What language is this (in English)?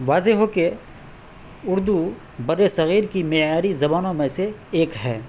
Urdu